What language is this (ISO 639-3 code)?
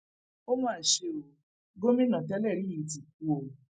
yor